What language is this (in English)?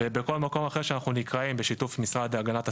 Hebrew